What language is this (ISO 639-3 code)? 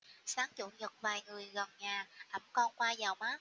vie